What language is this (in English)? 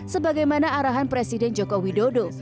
Indonesian